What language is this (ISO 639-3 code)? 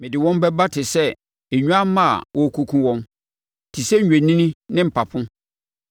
aka